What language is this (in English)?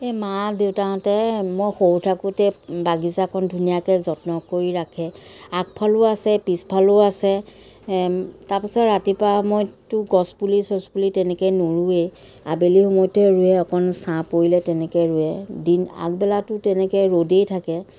Assamese